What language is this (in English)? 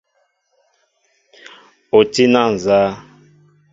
Mbo (Cameroon)